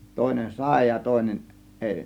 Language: Finnish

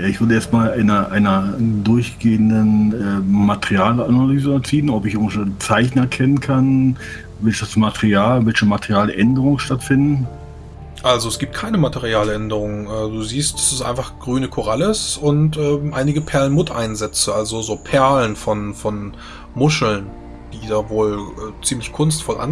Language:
German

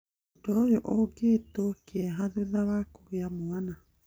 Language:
Kikuyu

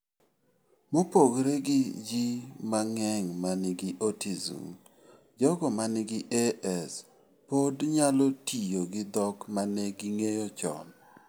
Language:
Luo (Kenya and Tanzania)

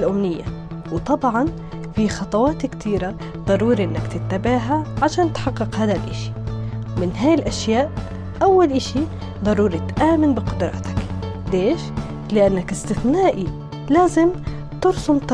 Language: Arabic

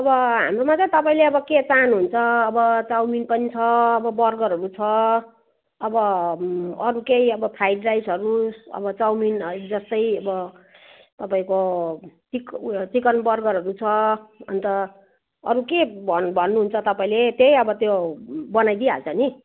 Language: Nepali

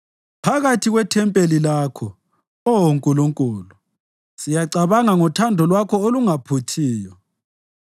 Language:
North Ndebele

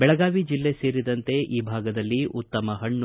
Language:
Kannada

